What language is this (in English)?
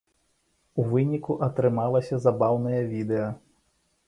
Belarusian